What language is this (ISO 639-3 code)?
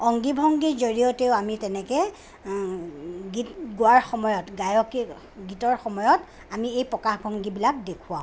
asm